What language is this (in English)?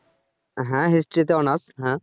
Bangla